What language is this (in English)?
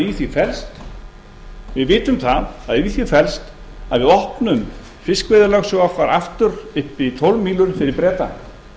Icelandic